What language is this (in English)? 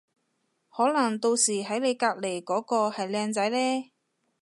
Cantonese